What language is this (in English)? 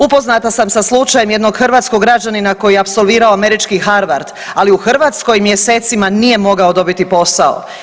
Croatian